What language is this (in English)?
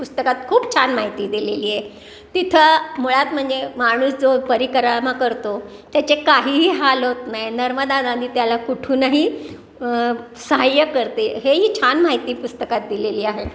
Marathi